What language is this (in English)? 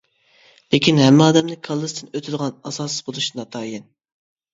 Uyghur